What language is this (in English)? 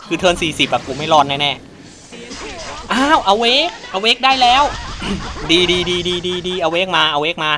Thai